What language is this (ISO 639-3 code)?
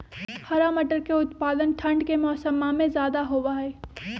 mag